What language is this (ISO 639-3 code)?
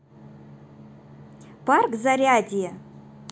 rus